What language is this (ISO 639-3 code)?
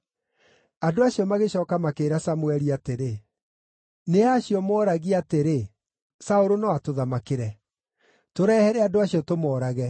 kik